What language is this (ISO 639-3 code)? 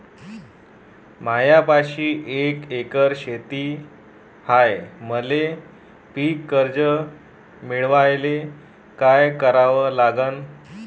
mar